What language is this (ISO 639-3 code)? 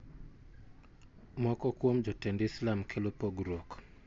luo